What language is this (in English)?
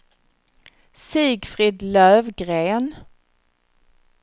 Swedish